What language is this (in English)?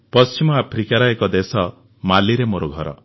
Odia